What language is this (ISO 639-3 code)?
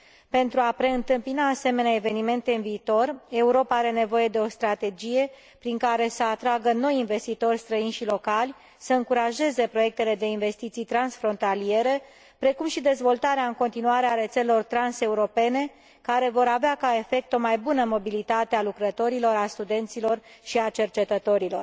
ron